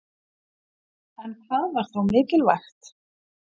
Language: Icelandic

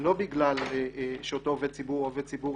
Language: Hebrew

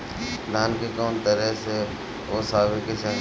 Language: Bhojpuri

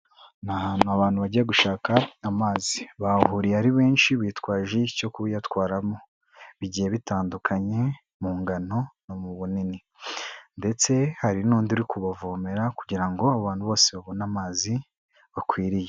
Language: Kinyarwanda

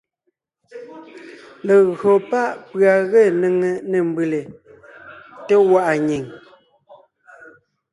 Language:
Ngiemboon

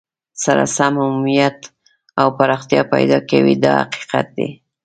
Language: Pashto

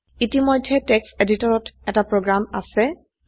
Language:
Assamese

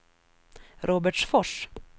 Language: Swedish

